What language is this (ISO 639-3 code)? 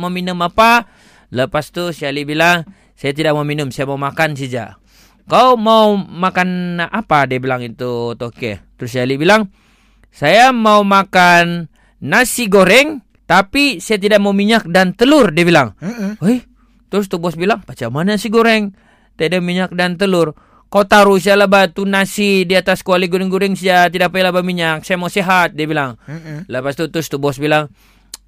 msa